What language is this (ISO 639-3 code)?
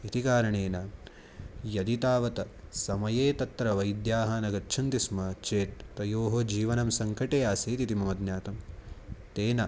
san